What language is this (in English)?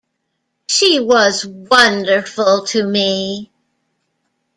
English